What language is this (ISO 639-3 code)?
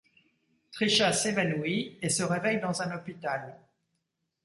fra